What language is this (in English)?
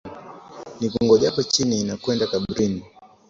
Swahili